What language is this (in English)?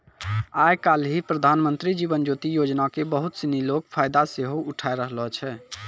Maithili